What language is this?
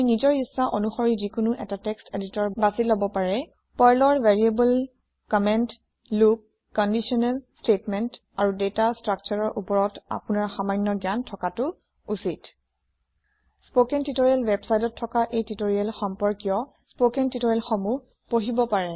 Assamese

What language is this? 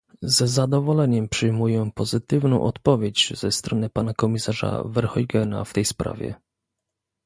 Polish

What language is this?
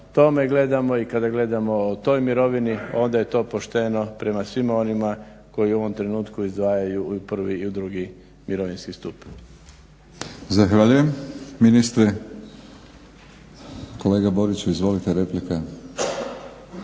Croatian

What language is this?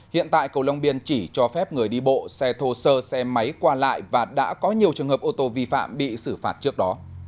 Vietnamese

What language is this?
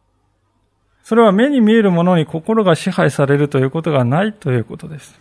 Japanese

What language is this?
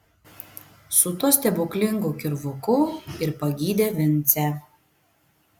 Lithuanian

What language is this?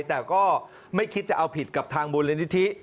Thai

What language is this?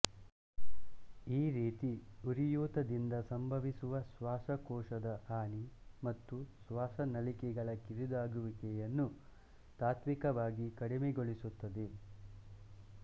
Kannada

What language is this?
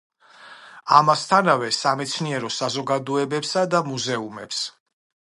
Georgian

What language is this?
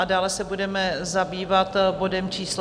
Czech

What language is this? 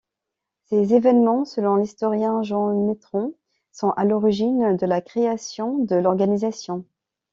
French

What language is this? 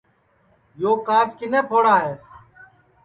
Sansi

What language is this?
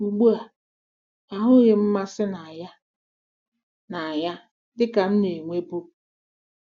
Igbo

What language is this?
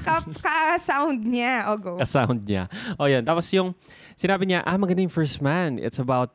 Filipino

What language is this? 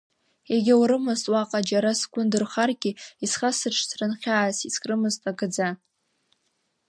Abkhazian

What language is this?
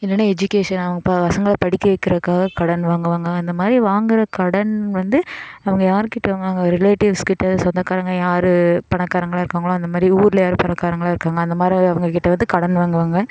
Tamil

